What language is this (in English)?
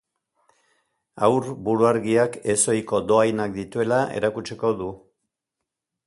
Basque